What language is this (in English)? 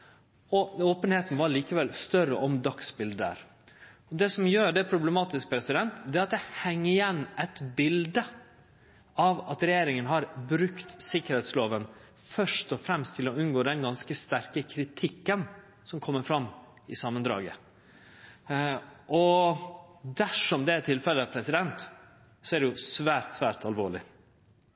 Norwegian Nynorsk